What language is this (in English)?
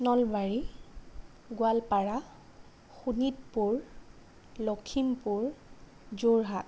Assamese